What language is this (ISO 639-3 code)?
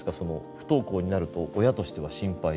jpn